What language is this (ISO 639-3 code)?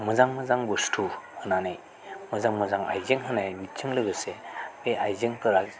brx